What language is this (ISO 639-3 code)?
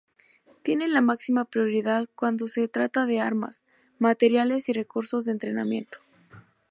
spa